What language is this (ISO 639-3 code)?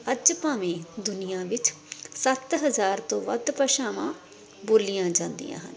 pan